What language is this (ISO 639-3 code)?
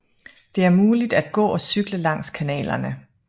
dan